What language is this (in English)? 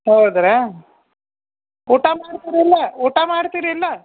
Kannada